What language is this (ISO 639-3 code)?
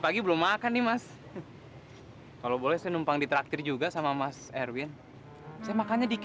ind